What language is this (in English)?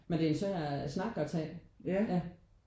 Danish